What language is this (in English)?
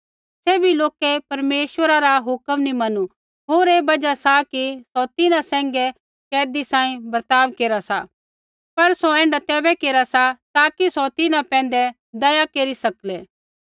Kullu Pahari